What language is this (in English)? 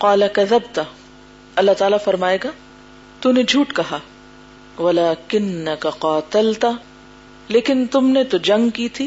Urdu